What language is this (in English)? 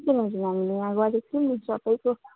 Nepali